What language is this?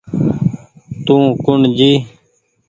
Goaria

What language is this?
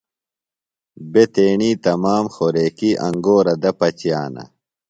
Phalura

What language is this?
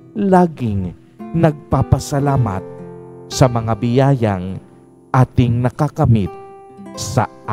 Filipino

